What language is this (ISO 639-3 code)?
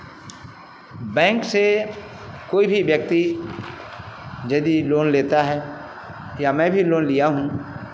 hin